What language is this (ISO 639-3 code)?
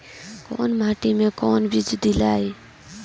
bho